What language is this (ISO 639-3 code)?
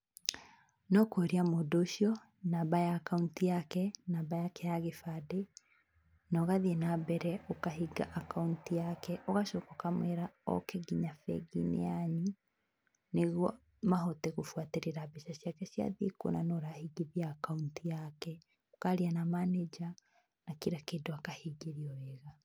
kik